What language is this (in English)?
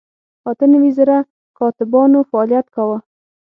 Pashto